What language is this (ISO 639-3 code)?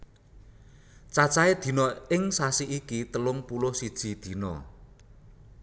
jav